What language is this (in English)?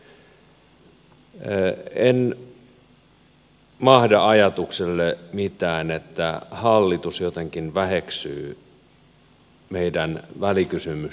Finnish